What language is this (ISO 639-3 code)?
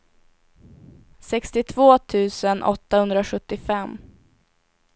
swe